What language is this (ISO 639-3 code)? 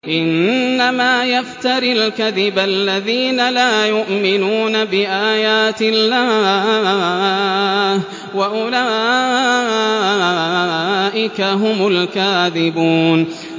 ara